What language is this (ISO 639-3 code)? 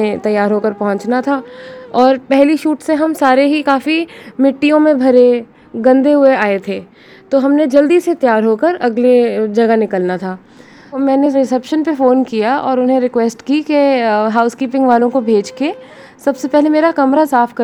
hin